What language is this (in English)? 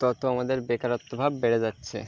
Bangla